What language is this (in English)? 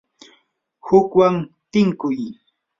Yanahuanca Pasco Quechua